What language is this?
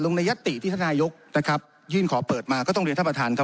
Thai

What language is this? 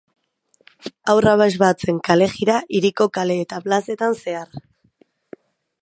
Basque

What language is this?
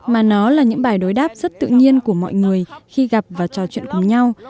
Vietnamese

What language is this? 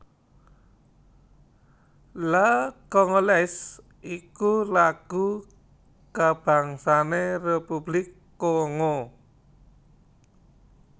Javanese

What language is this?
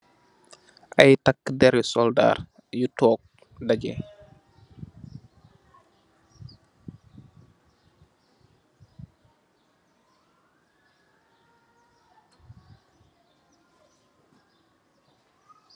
Wolof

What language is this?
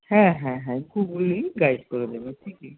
Bangla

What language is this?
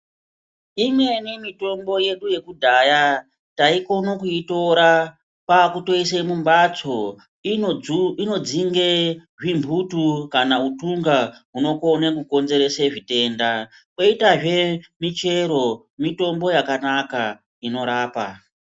Ndau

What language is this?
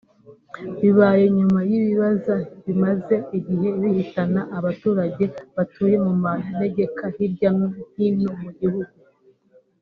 Kinyarwanda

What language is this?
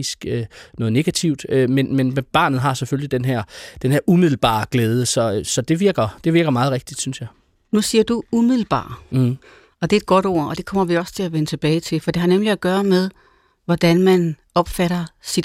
Danish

